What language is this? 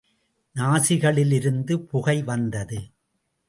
Tamil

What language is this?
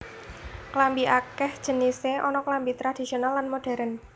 Javanese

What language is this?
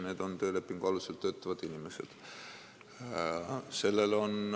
Estonian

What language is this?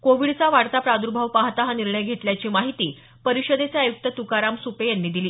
Marathi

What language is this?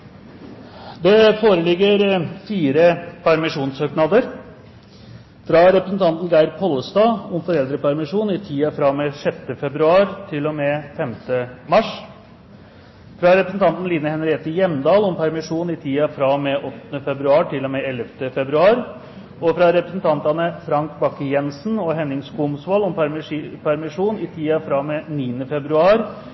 Norwegian Bokmål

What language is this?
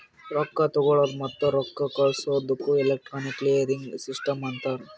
Kannada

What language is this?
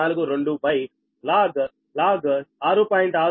Telugu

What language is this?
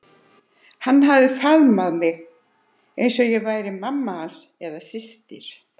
Icelandic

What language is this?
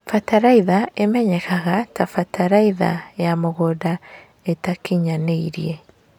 Kikuyu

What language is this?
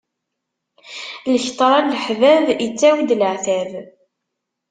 Kabyle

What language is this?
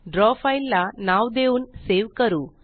Marathi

